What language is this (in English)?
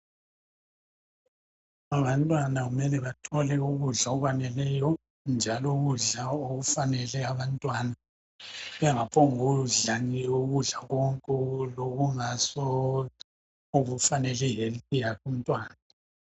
North Ndebele